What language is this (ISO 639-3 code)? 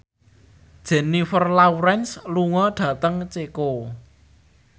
jav